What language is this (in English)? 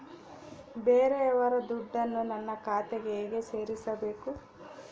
Kannada